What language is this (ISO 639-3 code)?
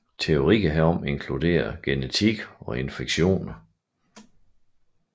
dan